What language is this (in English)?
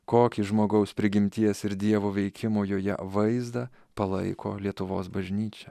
Lithuanian